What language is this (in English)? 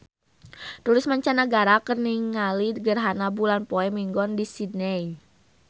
Sundanese